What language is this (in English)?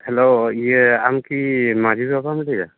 Santali